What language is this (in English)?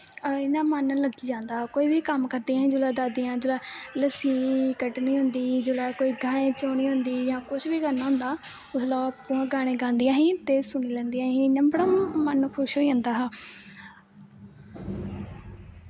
Dogri